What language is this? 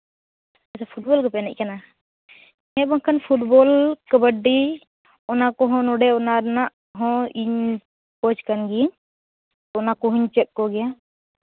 Santali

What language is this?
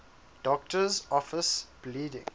English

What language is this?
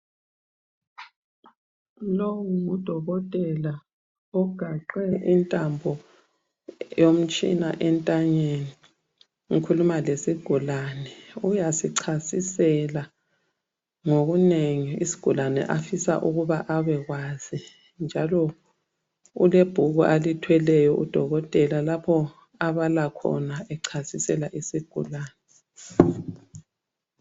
North Ndebele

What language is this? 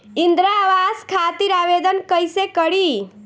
Bhojpuri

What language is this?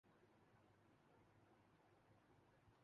Urdu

